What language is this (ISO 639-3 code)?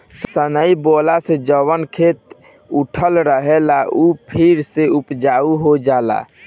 bho